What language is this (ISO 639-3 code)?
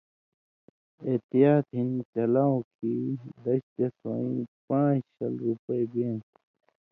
mvy